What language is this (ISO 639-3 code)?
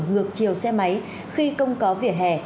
vie